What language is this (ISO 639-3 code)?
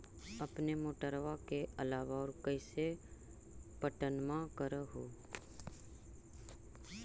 mag